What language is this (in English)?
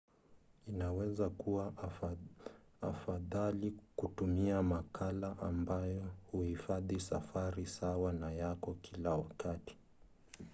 Swahili